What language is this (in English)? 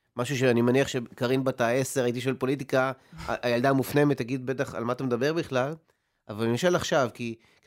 Hebrew